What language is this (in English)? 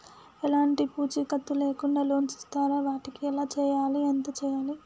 Telugu